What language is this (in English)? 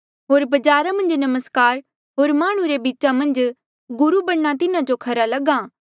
Mandeali